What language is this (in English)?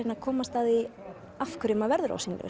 Icelandic